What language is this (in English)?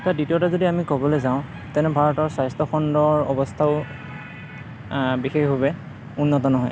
Assamese